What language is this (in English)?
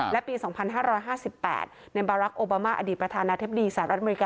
Thai